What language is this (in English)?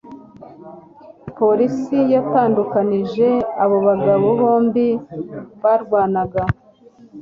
Kinyarwanda